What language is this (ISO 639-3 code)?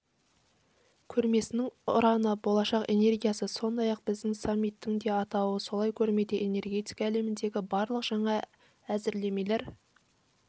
kaz